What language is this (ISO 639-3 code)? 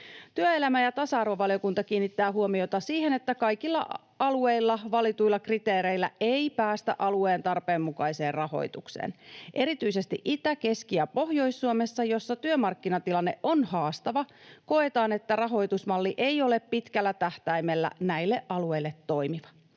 fin